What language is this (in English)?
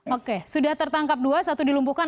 Indonesian